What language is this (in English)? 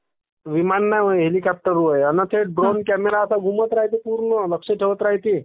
Marathi